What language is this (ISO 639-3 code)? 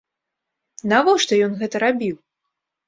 bel